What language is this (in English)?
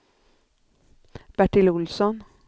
Swedish